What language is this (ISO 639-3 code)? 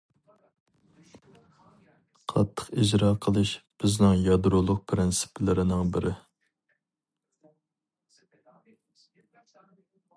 uig